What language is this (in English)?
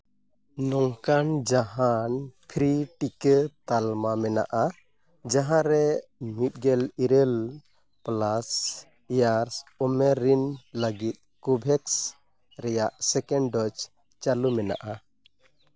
Santali